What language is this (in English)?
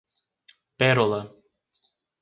Portuguese